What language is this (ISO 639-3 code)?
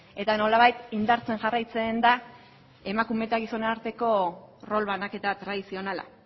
eus